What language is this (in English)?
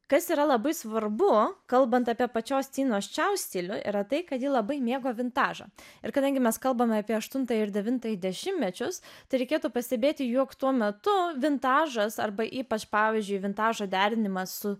Lithuanian